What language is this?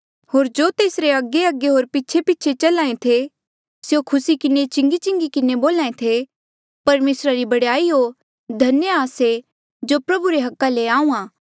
Mandeali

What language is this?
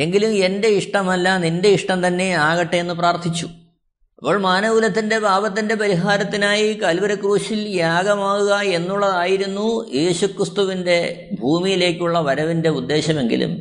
Malayalam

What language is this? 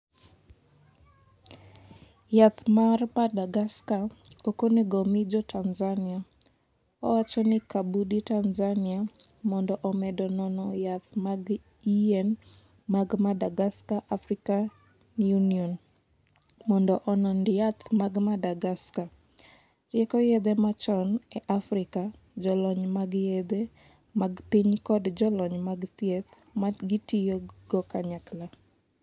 Luo (Kenya and Tanzania)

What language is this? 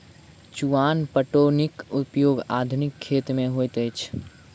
Maithili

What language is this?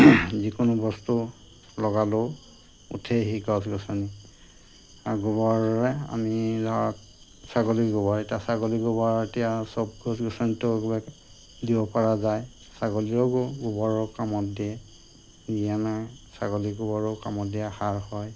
Assamese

